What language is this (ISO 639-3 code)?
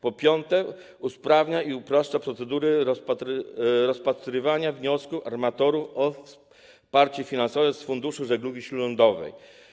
pol